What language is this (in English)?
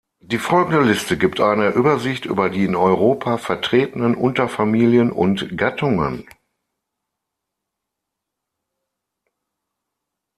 German